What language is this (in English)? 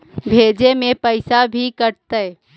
Magahi